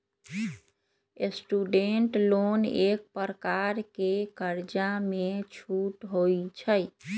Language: Magahi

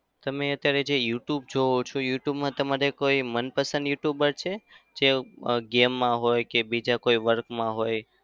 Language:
Gujarati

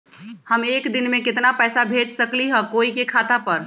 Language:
Magahi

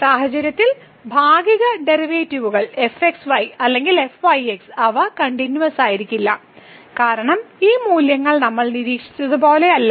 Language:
Malayalam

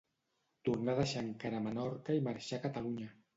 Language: Catalan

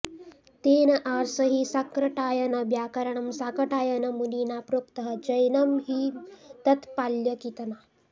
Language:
Sanskrit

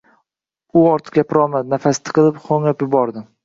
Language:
Uzbek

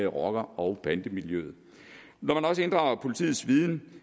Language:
Danish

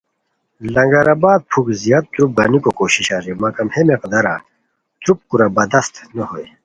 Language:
Khowar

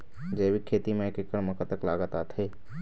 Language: Chhattisgarhi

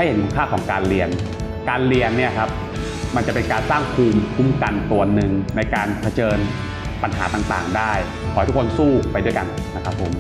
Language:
Thai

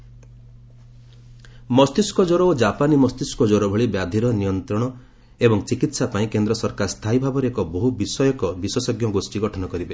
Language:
Odia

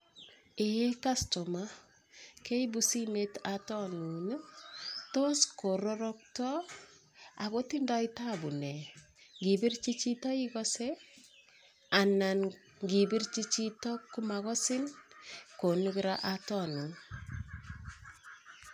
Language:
Kalenjin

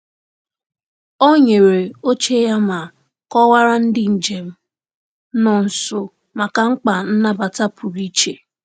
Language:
Igbo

